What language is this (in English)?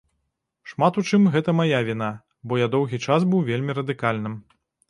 Belarusian